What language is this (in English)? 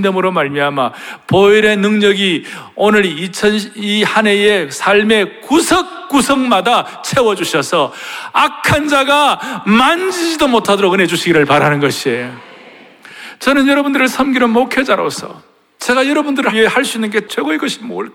Korean